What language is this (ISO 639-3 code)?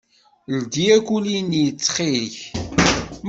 kab